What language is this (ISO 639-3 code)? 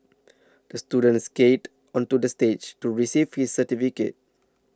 eng